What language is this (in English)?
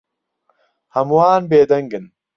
Central Kurdish